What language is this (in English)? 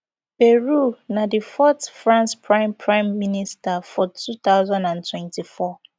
Nigerian Pidgin